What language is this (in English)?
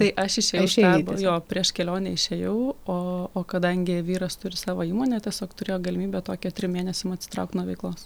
Lithuanian